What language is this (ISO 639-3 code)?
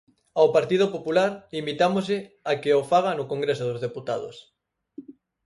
glg